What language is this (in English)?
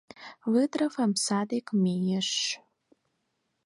Mari